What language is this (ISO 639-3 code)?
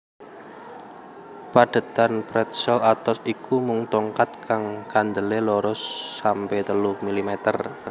jav